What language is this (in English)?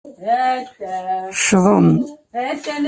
Kabyle